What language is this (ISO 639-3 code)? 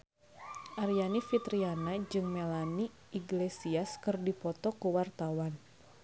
sun